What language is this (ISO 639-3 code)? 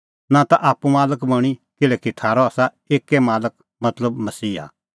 kfx